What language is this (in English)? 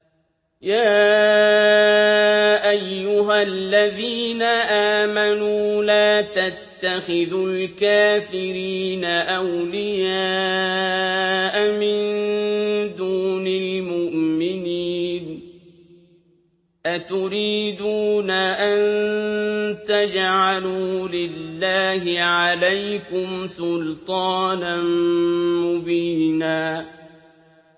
Arabic